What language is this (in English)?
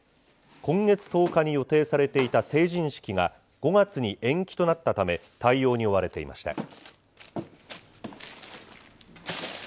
Japanese